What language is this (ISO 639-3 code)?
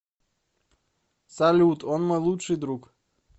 rus